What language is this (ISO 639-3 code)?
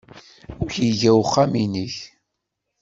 kab